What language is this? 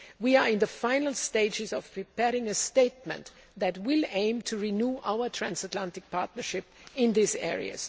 English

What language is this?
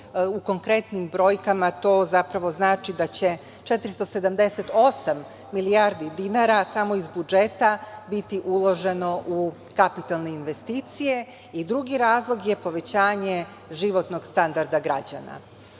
Serbian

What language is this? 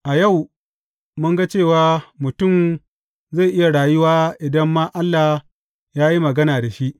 Hausa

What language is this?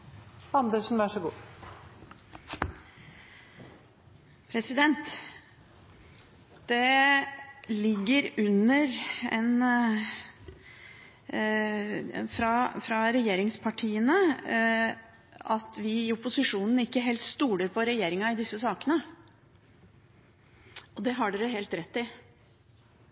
Norwegian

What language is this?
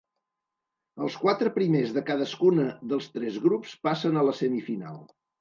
Catalan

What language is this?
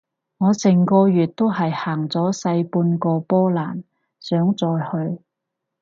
Cantonese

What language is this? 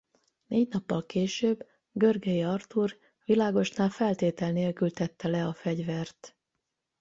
Hungarian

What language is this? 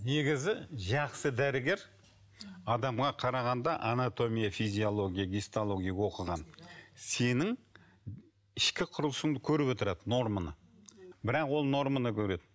Kazakh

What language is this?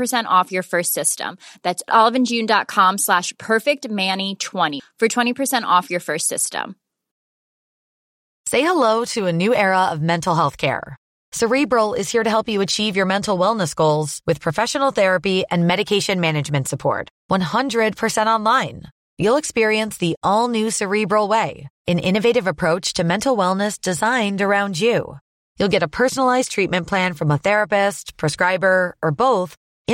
Swedish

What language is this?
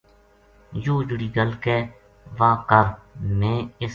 Gujari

